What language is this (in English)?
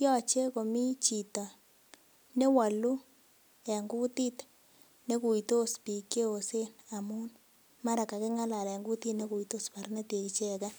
Kalenjin